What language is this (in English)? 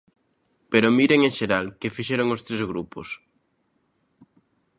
Galician